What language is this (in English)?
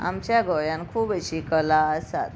Konkani